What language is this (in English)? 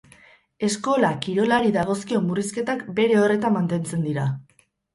Basque